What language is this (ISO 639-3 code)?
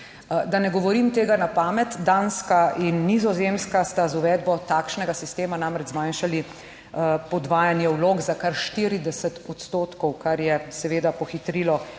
slv